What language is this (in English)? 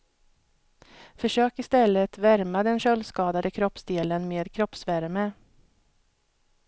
Swedish